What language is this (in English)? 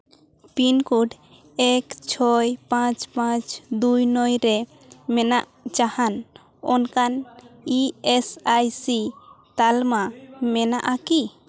Santali